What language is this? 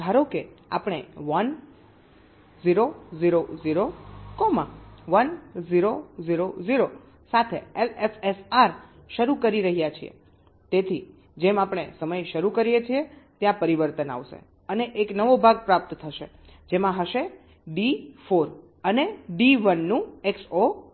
Gujarati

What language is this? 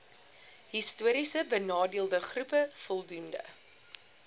Afrikaans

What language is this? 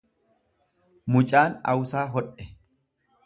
Oromo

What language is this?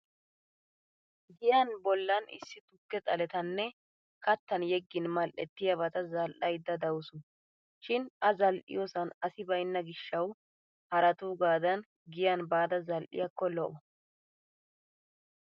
Wolaytta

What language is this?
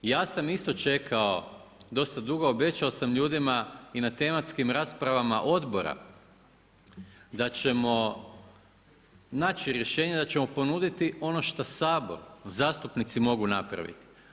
Croatian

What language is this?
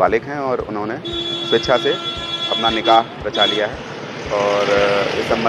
Hindi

